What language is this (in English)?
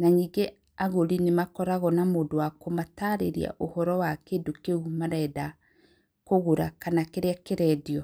Kikuyu